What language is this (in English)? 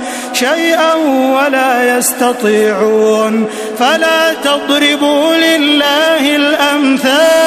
Arabic